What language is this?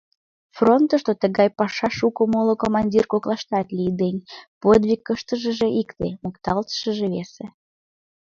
Mari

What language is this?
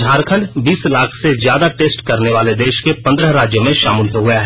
Hindi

